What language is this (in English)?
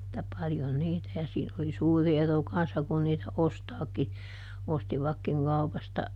Finnish